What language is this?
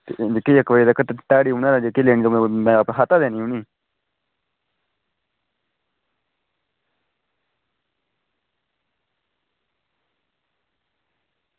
Dogri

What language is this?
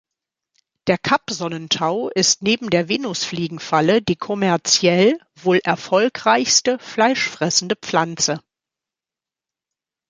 German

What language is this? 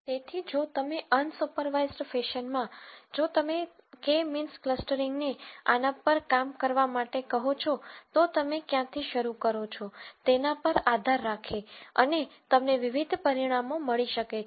Gujarati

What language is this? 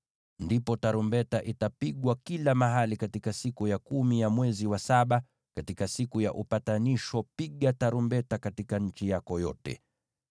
Swahili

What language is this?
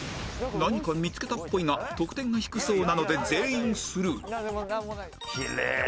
Japanese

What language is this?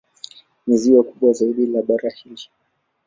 Swahili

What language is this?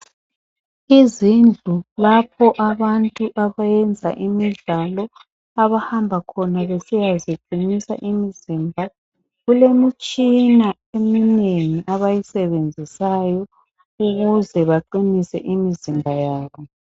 North Ndebele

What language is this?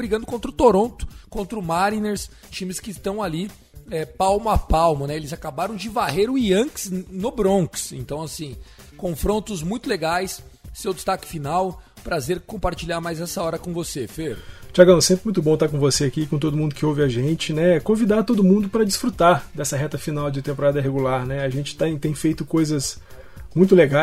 Portuguese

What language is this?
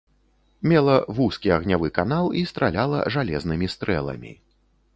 Belarusian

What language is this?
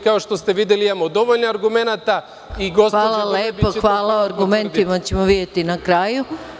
Serbian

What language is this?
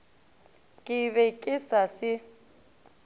Northern Sotho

